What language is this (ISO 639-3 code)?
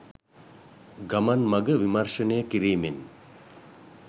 sin